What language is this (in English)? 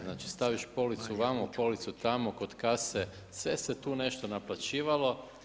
Croatian